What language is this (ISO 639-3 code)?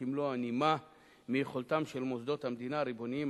heb